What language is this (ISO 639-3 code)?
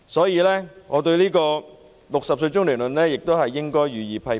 yue